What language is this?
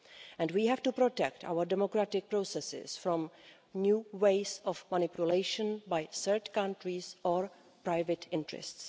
English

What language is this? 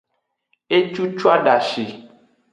Aja (Benin)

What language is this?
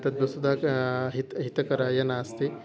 Sanskrit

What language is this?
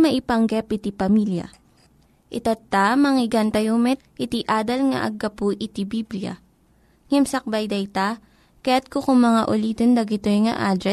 Filipino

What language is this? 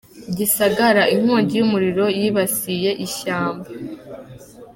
Kinyarwanda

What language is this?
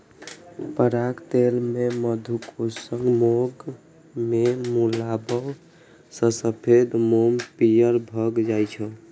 Maithili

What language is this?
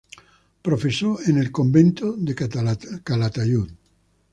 Spanish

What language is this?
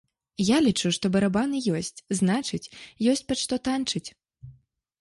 Belarusian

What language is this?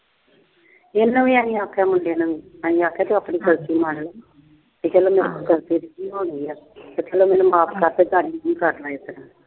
Punjabi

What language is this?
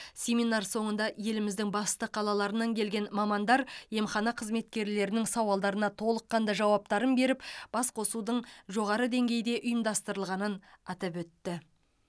Kazakh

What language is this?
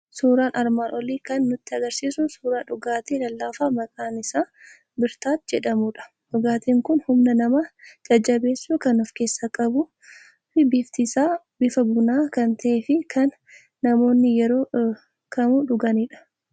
Oromo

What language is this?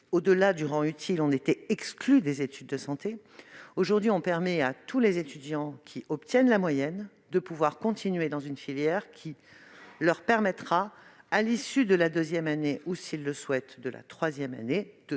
French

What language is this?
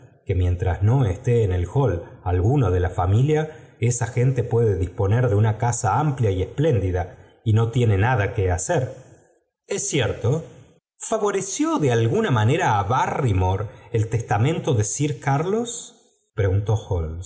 Spanish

